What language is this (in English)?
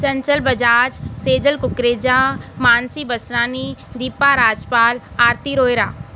Sindhi